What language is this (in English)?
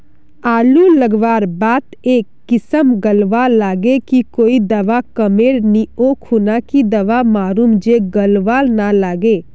Magahi